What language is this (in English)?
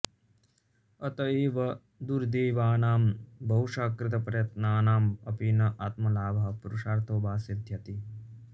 Sanskrit